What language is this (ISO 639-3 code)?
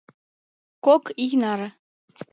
chm